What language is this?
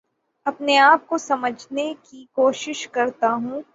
Urdu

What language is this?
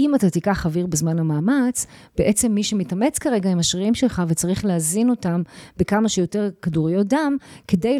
Hebrew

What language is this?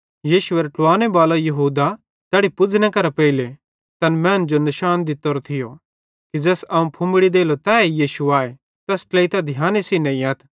Bhadrawahi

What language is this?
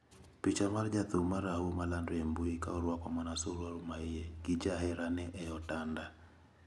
Luo (Kenya and Tanzania)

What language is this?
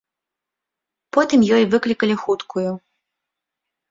Belarusian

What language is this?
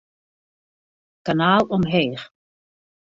Western Frisian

